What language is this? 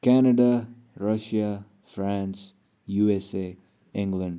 Nepali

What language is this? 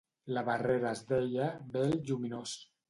Catalan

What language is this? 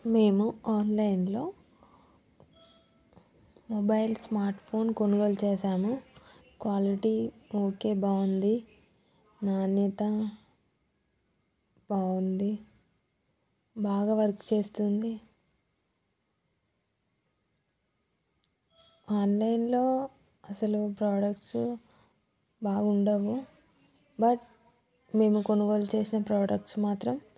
Telugu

